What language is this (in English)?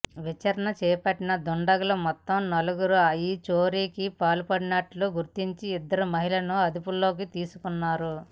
Telugu